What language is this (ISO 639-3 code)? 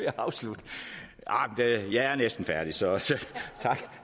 dan